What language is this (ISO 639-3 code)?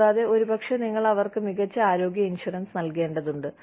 mal